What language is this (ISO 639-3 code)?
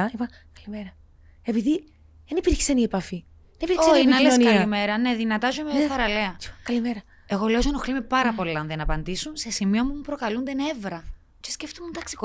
ell